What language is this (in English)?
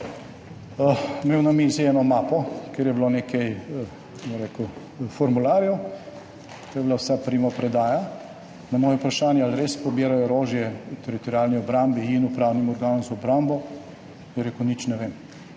Slovenian